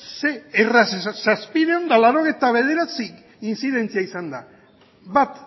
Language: Basque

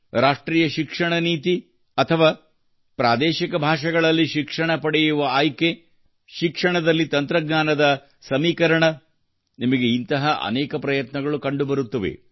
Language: Kannada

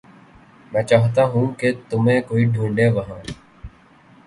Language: Urdu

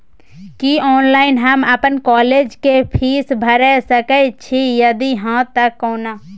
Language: Maithili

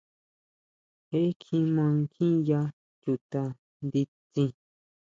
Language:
Huautla Mazatec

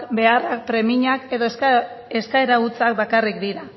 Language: Basque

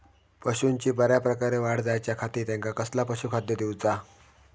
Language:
Marathi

